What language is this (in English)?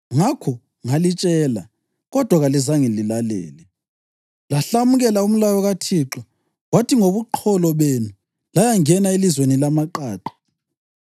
North Ndebele